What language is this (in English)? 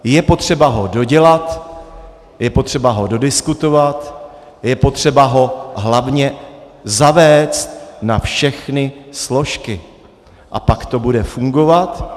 Czech